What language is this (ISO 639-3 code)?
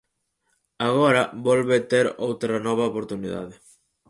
glg